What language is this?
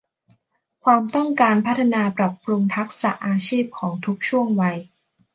Thai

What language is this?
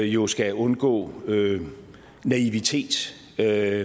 Danish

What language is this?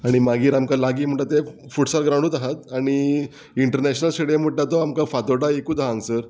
Konkani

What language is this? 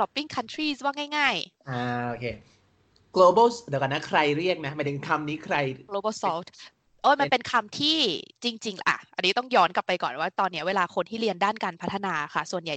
Thai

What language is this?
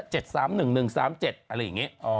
Thai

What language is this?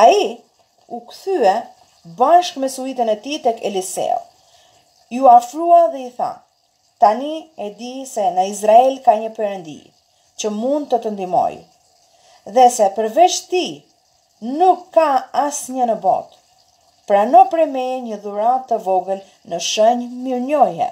Romanian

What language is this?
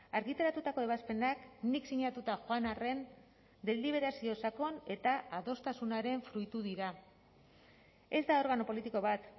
Basque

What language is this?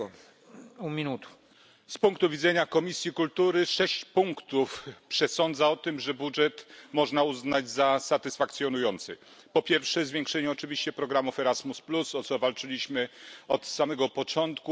Polish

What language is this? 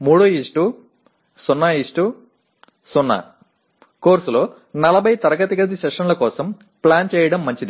Telugu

